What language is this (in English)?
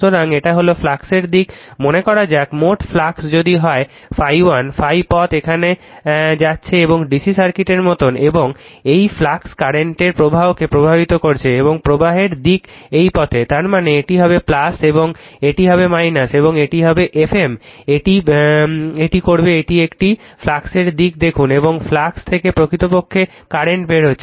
Bangla